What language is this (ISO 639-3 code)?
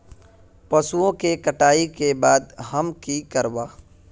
mag